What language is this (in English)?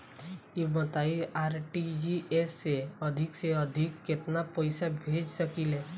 Bhojpuri